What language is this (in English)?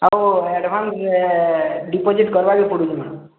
Odia